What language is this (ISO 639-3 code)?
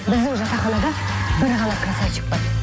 kaz